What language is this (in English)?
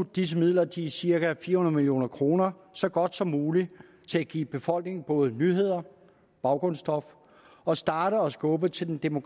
Danish